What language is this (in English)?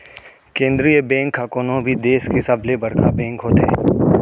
Chhattisgarhi